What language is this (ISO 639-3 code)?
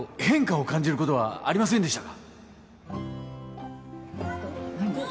jpn